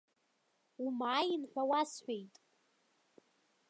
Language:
Abkhazian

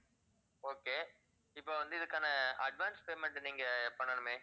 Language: Tamil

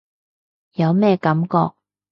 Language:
Cantonese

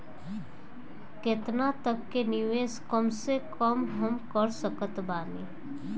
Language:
Bhojpuri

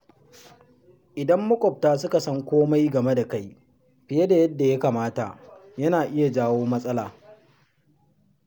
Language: Hausa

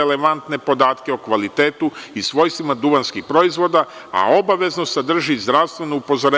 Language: Serbian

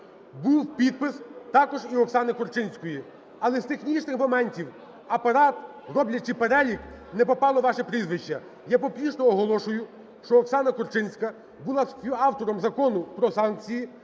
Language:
Ukrainian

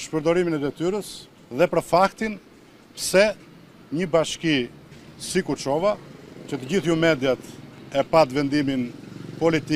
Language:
Romanian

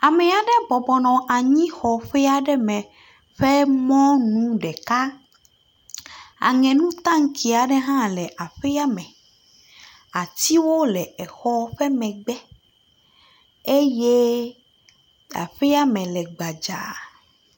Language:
Ewe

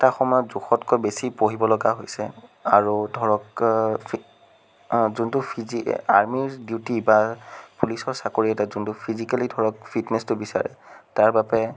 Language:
Assamese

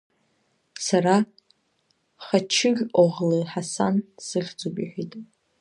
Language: Abkhazian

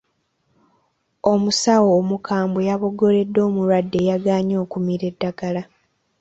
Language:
Ganda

